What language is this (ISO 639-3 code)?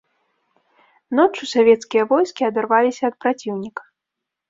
bel